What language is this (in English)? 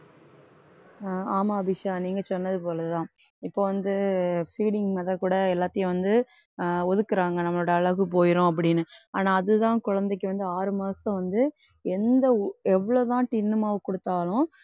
Tamil